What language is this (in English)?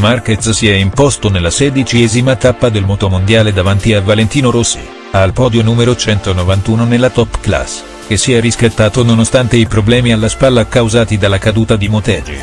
Italian